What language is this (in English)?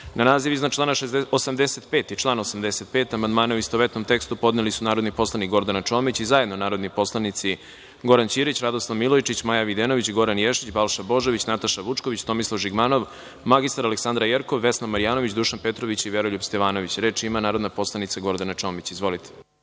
Serbian